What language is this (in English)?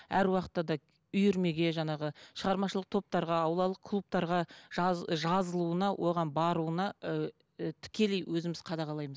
Kazakh